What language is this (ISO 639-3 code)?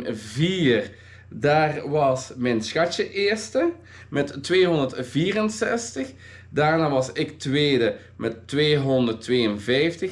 nld